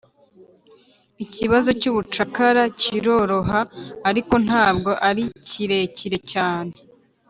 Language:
Kinyarwanda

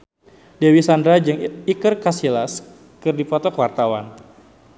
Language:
Sundanese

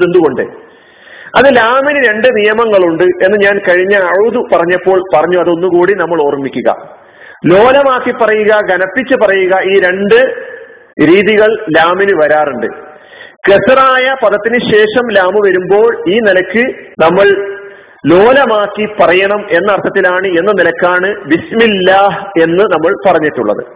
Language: Malayalam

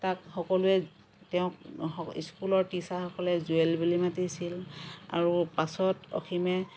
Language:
Assamese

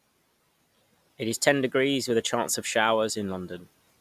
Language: English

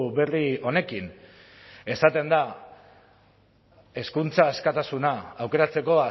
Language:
Basque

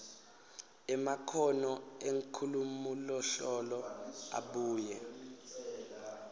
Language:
Swati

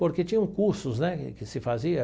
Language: Portuguese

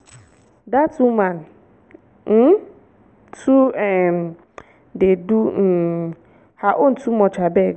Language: Nigerian Pidgin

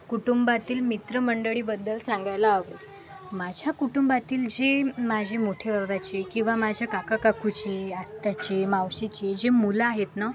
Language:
Marathi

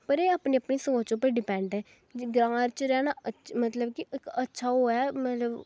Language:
Dogri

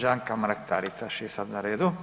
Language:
Croatian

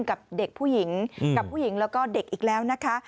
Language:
Thai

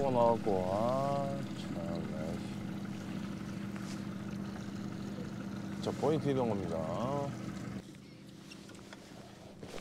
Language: Korean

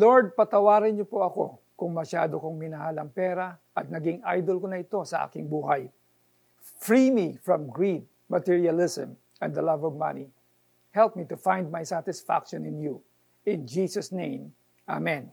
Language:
Filipino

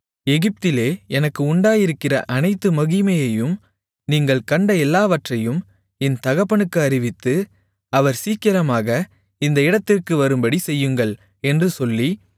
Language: Tamil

